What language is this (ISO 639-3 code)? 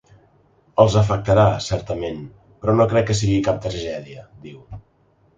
cat